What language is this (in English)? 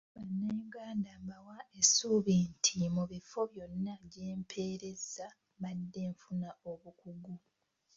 Ganda